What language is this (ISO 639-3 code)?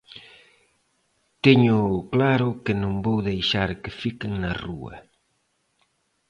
glg